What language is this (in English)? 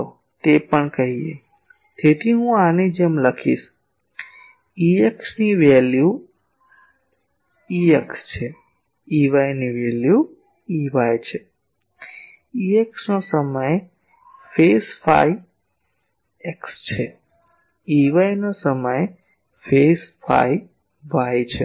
Gujarati